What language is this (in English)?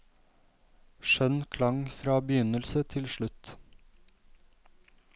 Norwegian